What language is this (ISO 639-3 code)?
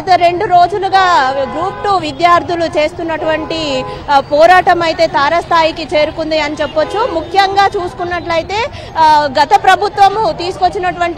ara